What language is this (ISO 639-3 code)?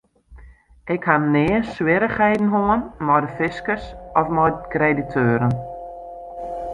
fry